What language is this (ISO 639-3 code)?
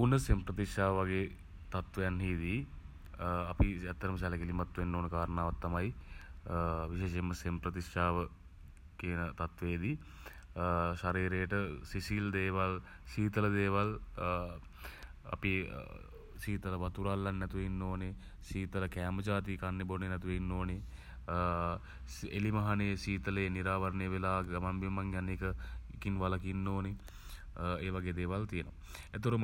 sin